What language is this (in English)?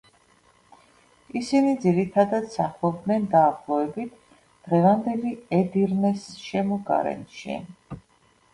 Georgian